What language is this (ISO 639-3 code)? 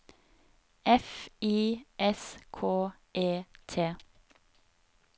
nor